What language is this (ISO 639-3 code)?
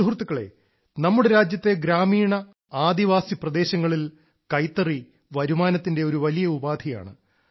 mal